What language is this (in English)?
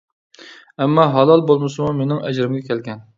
Uyghur